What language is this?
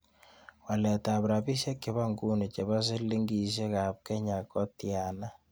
Kalenjin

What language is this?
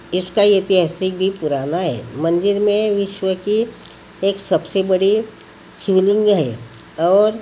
Hindi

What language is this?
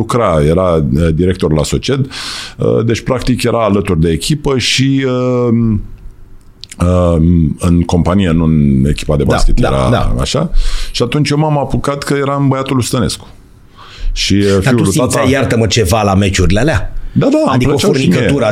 Romanian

